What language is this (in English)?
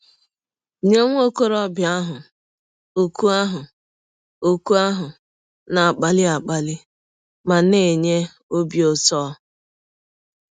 Igbo